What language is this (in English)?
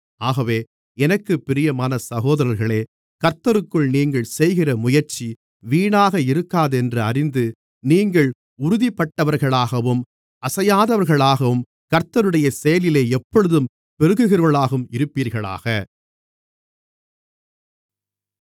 Tamil